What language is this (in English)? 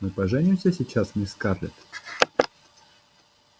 Russian